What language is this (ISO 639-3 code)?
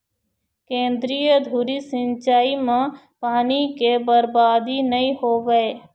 hne